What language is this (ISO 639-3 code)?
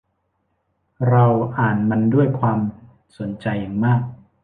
tha